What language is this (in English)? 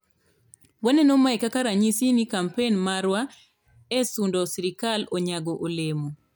Luo (Kenya and Tanzania)